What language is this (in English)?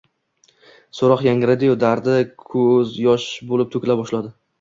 Uzbek